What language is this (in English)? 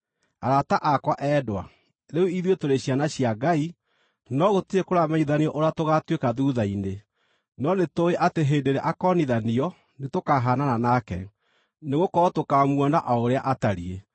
Kikuyu